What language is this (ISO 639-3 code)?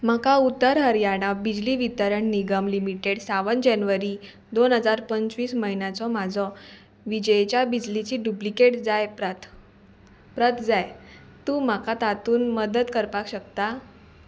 kok